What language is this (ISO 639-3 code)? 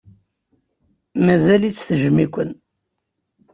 kab